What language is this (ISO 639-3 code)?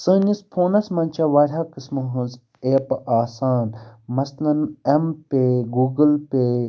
kas